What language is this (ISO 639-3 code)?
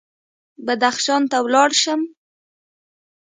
pus